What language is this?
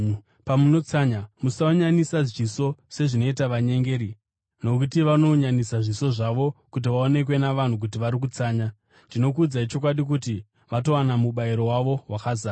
Shona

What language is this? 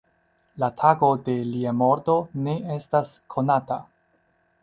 Esperanto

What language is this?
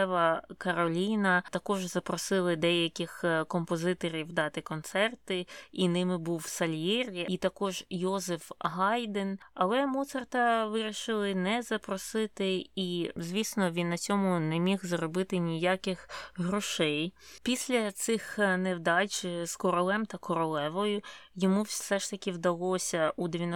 Ukrainian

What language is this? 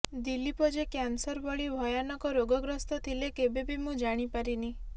Odia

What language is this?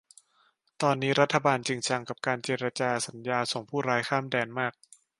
Thai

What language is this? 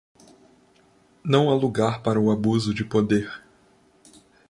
Portuguese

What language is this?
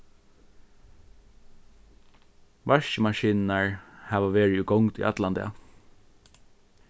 Faroese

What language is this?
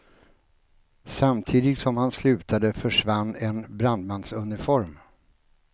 Swedish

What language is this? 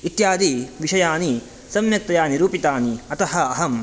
Sanskrit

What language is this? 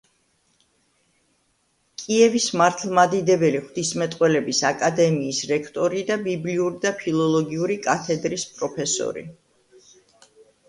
Georgian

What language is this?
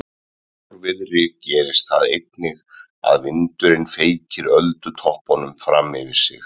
Icelandic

